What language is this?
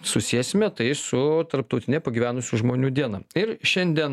Lithuanian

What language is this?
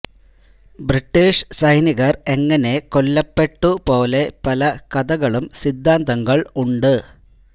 Malayalam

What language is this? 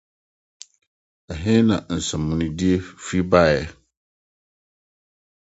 Akan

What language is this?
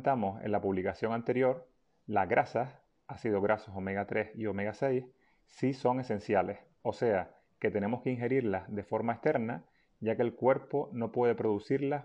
Spanish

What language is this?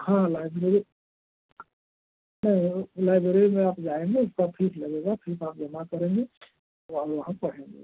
Hindi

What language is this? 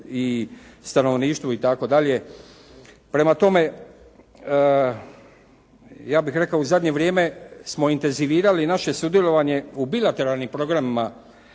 Croatian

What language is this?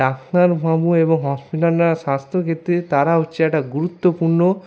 Bangla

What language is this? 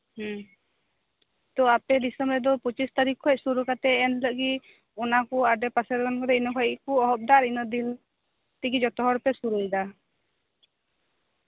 Santali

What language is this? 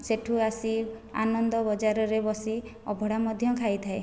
Odia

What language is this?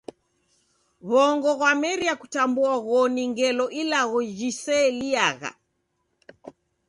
Taita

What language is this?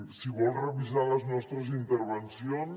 Catalan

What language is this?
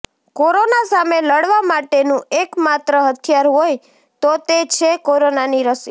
Gujarati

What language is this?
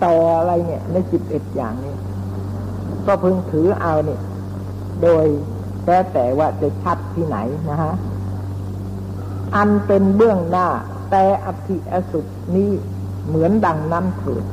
Thai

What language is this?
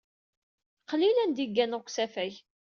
Kabyle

